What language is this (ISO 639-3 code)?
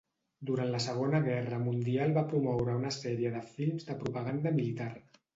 cat